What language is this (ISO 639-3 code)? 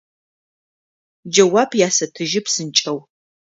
ady